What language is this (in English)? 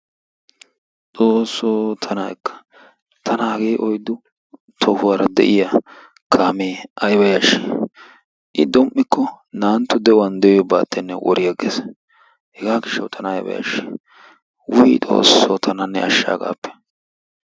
Wolaytta